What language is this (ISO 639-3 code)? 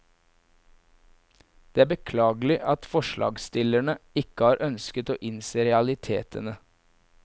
nor